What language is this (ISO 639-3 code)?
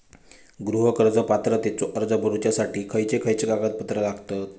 mar